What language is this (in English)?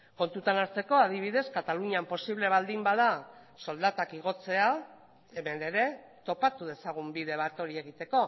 Basque